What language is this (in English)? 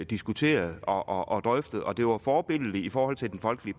Danish